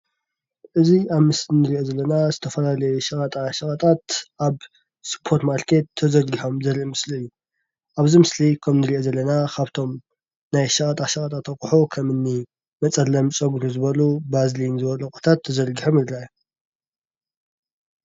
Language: Tigrinya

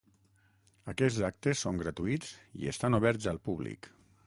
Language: Catalan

